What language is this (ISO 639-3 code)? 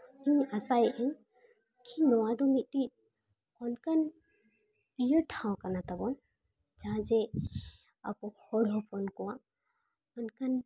sat